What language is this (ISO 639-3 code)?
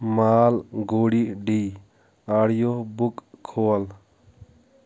kas